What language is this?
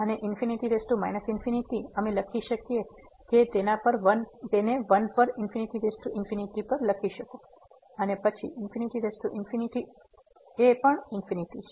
Gujarati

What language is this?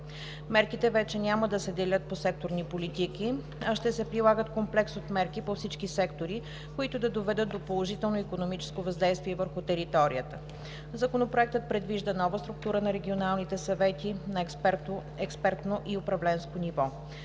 Bulgarian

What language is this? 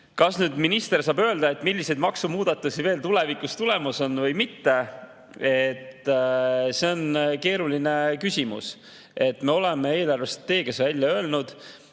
Estonian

